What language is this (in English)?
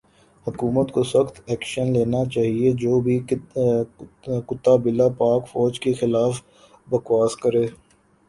Urdu